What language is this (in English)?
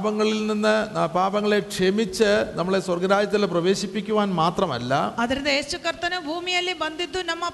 Malayalam